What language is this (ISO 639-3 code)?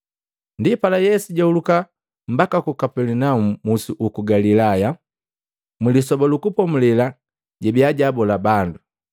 mgv